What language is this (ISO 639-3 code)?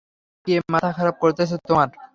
ben